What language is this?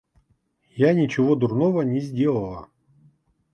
Russian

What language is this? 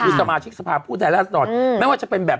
Thai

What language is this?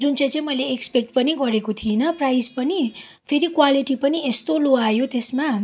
Nepali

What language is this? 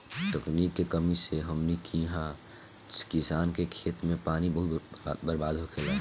Bhojpuri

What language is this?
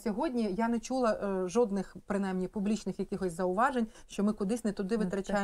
Ukrainian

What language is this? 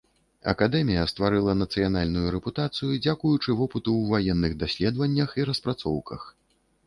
Belarusian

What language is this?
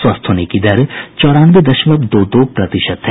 Hindi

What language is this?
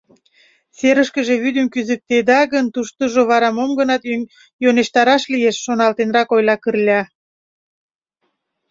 Mari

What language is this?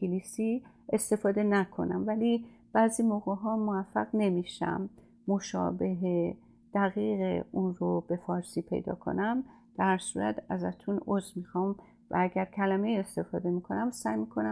Persian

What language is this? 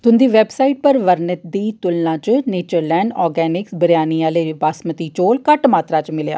Dogri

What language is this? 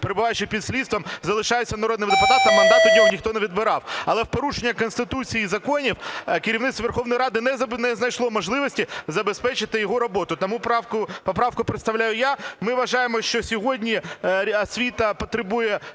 Ukrainian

